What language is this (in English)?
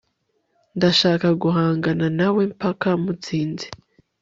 Kinyarwanda